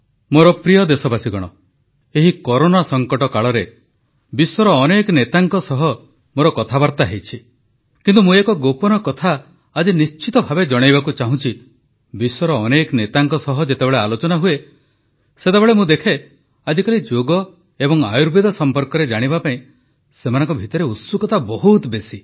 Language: Odia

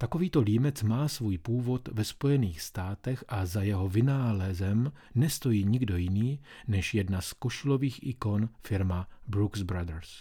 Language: Czech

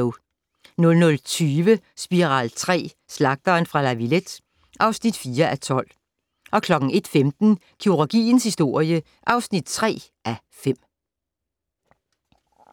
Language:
Danish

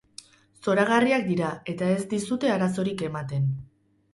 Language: Basque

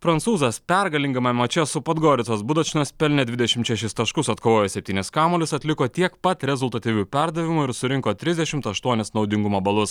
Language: Lithuanian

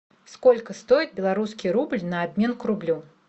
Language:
Russian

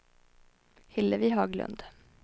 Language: Swedish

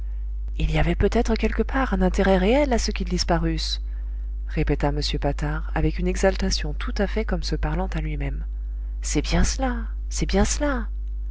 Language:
French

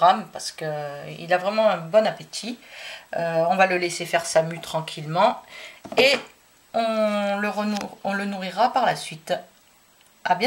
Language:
French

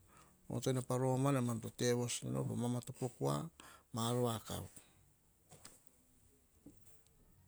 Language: Hahon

